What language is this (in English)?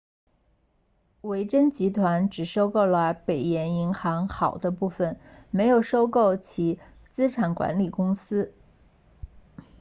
Chinese